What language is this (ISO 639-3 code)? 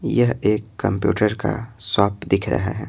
hin